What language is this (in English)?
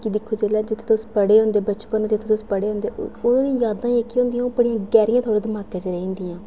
Dogri